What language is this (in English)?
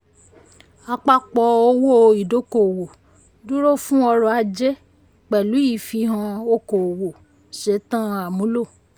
Yoruba